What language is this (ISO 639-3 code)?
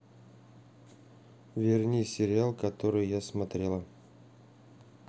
rus